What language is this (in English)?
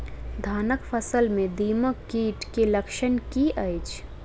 Maithili